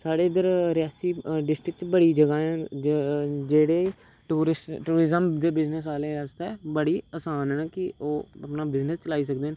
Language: Dogri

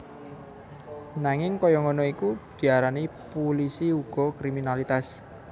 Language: Javanese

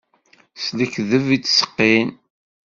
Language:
Kabyle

